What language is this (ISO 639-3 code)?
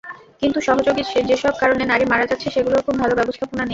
ben